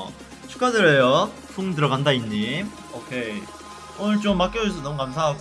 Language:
Korean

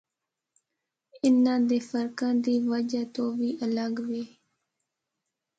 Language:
Northern Hindko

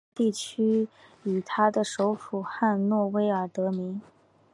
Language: Chinese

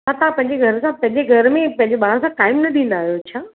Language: Sindhi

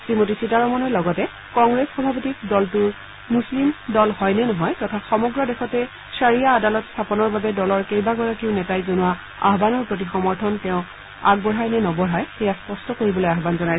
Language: Assamese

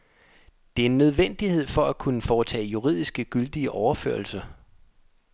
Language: Danish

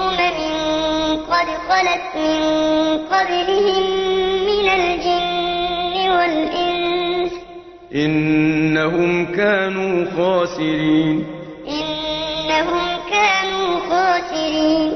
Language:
Arabic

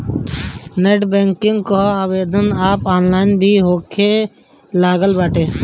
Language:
Bhojpuri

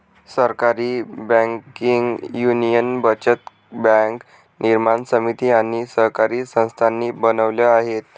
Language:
Marathi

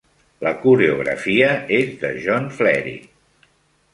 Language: Catalan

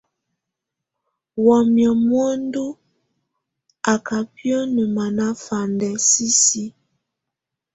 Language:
Tunen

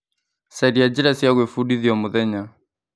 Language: Kikuyu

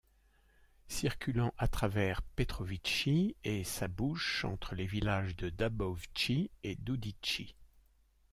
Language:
French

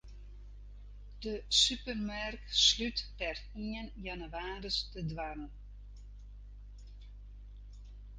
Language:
Western Frisian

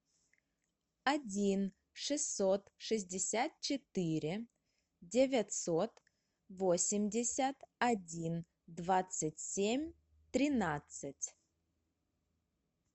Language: Russian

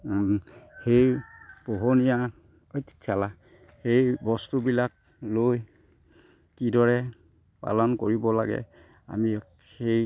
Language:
Assamese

